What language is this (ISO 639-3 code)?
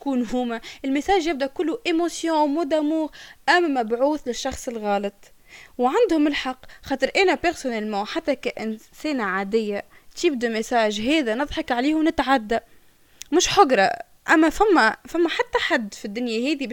ara